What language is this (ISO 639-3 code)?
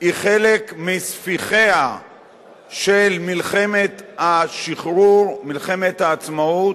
heb